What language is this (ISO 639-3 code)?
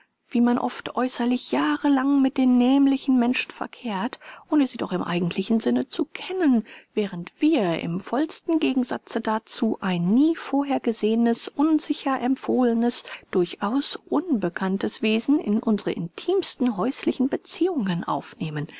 deu